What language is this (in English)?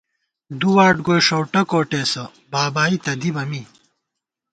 Gawar-Bati